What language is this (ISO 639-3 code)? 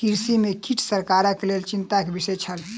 mai